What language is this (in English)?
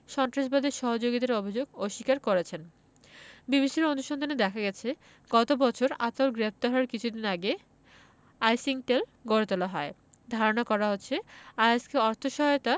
Bangla